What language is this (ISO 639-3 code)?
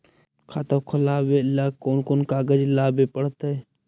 mag